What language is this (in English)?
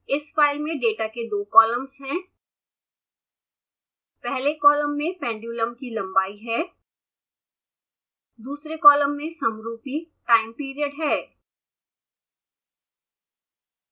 Hindi